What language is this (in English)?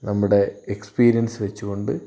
Malayalam